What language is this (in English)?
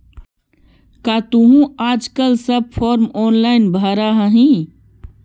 Magahi